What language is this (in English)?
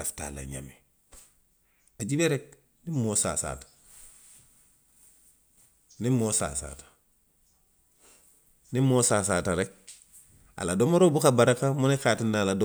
Western Maninkakan